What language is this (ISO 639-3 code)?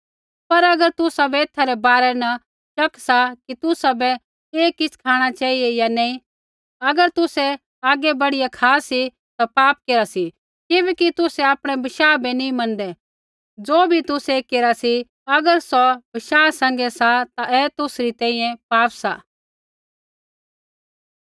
kfx